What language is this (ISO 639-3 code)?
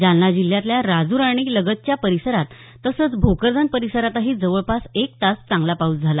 mar